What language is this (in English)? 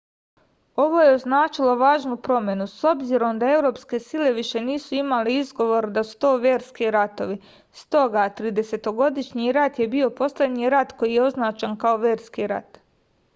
Serbian